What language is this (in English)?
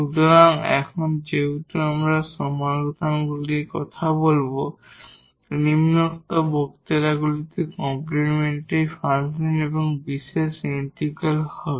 Bangla